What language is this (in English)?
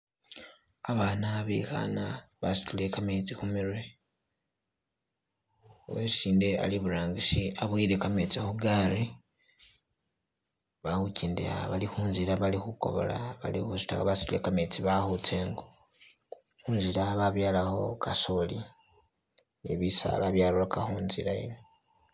Masaaba